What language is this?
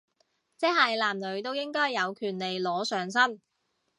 Cantonese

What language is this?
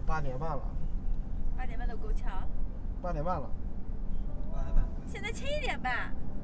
Chinese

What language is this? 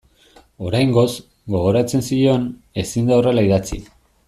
Basque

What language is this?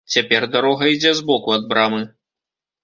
Belarusian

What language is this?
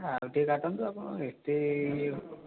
Odia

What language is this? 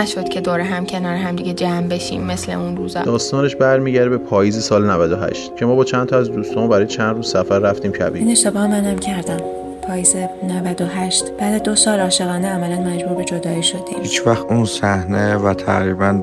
Persian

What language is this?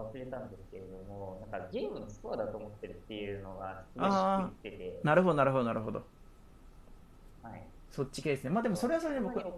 Japanese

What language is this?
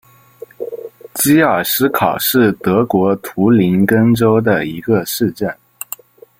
Chinese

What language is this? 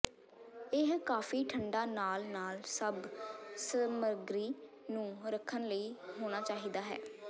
Punjabi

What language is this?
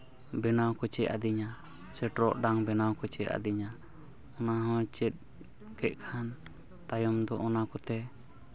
Santali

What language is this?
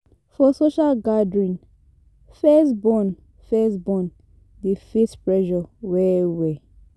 Nigerian Pidgin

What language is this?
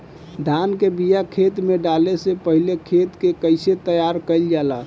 Bhojpuri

